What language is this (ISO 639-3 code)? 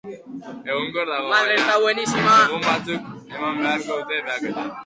eus